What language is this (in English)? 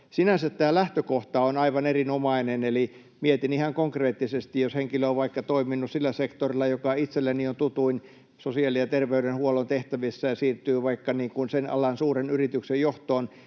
Finnish